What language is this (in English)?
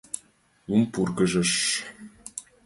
Mari